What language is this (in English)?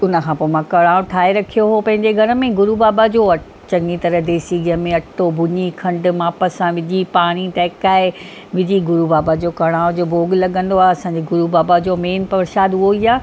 Sindhi